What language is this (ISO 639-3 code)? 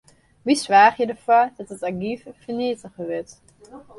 fry